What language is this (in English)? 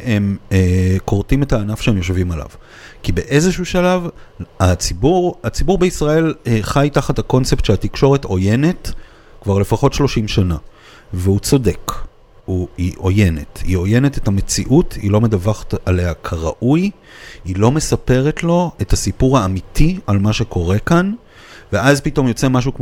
Hebrew